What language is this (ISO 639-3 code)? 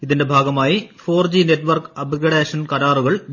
mal